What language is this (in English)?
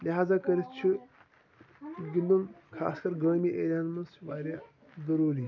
Kashmiri